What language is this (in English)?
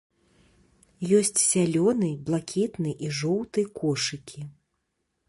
Belarusian